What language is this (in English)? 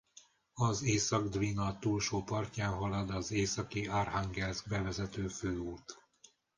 Hungarian